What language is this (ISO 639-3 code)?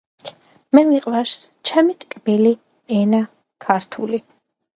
kat